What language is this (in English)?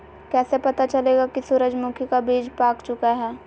Magahi